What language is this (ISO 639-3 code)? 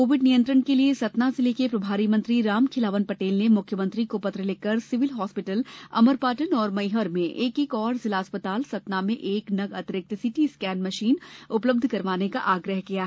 hin